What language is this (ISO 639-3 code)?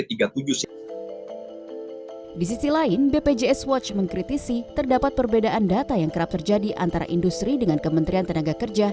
ind